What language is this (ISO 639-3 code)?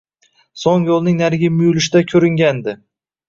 uzb